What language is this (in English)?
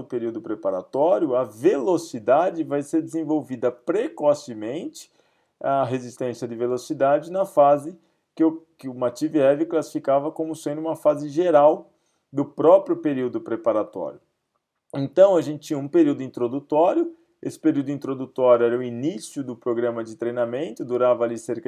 Portuguese